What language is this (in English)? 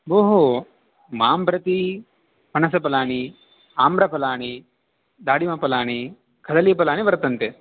Sanskrit